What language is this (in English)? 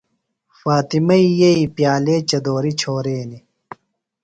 Phalura